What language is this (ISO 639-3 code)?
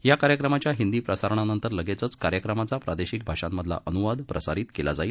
mar